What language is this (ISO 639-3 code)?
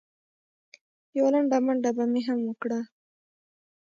pus